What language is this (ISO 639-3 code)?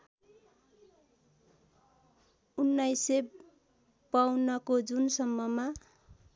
nep